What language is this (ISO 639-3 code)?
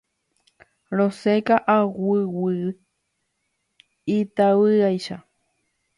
grn